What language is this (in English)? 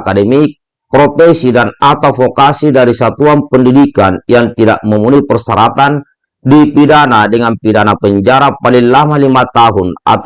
Indonesian